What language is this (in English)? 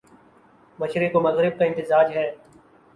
Urdu